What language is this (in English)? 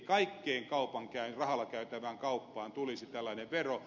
Finnish